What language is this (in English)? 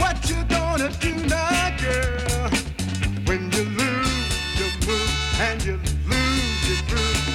Polish